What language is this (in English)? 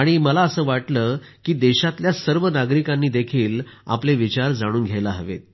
Marathi